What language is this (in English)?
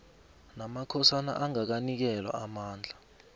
South Ndebele